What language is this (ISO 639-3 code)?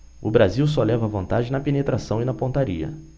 por